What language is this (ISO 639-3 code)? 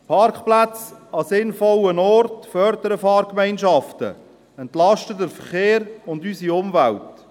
gsw